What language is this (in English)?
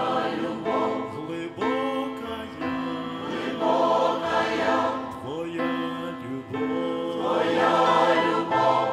Ukrainian